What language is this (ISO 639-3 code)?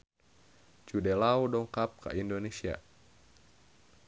sun